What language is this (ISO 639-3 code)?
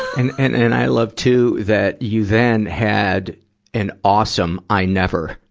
eng